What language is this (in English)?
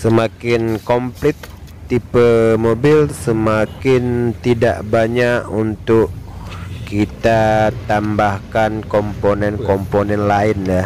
Indonesian